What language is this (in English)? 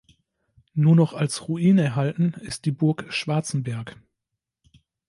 German